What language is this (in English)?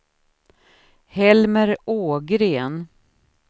Swedish